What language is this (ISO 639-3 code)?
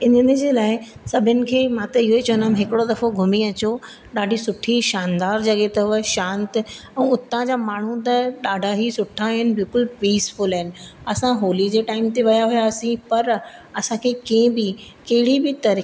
snd